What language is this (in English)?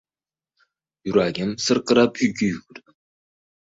Uzbek